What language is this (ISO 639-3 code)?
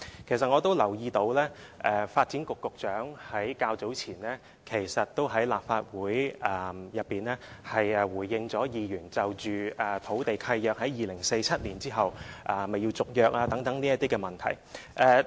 yue